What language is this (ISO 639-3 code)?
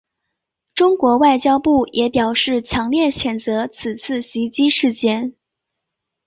zho